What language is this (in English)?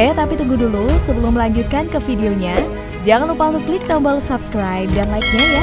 Indonesian